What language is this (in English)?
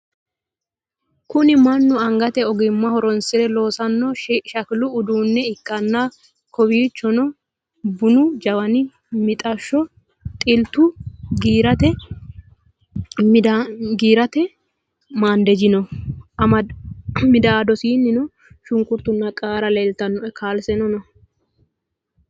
Sidamo